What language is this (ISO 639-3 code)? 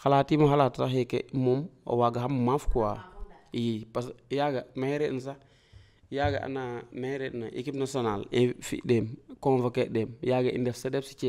fra